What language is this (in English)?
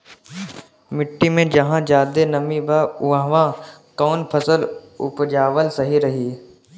Bhojpuri